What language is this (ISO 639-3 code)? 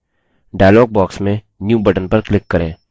hin